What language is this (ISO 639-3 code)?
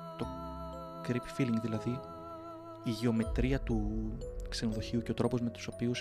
ell